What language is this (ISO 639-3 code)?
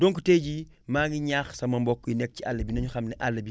wol